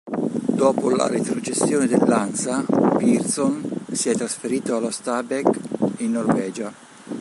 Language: Italian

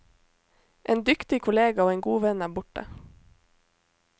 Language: Norwegian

